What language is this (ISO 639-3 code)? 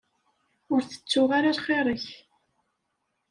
kab